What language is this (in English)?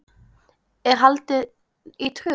Icelandic